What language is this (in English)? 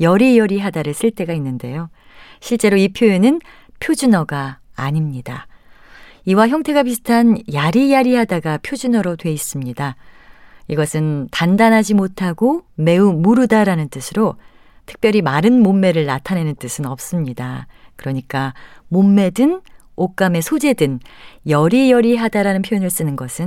Korean